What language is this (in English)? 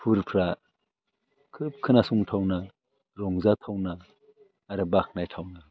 Bodo